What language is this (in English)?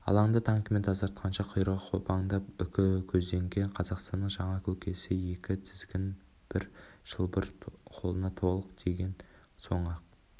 Kazakh